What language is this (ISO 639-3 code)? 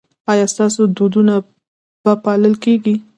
pus